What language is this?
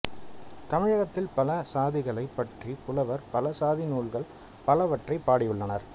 Tamil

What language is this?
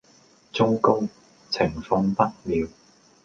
Cantonese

